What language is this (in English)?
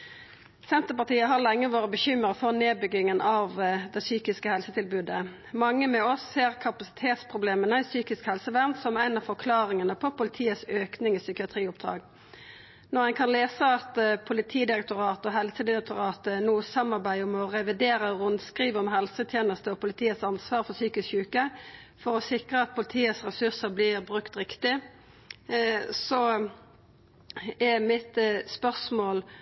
Norwegian Nynorsk